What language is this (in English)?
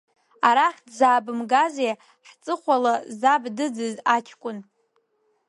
Abkhazian